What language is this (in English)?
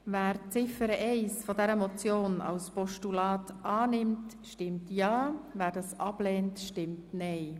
Swiss German